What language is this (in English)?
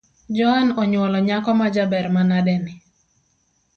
Luo (Kenya and Tanzania)